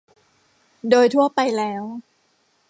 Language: Thai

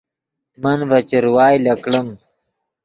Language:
Yidgha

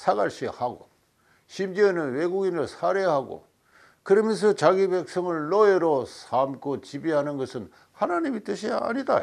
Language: Korean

